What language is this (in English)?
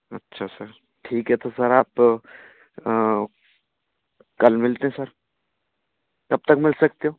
Hindi